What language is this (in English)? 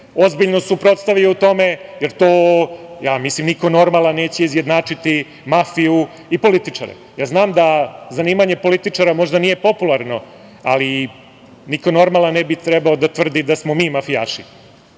Serbian